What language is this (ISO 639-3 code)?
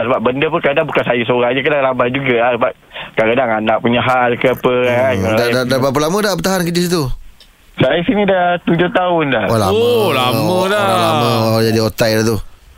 msa